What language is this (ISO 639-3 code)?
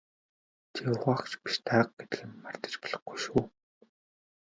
mon